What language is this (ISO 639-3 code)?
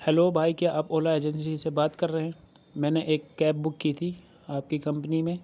urd